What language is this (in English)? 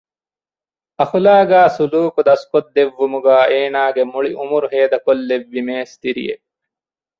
Divehi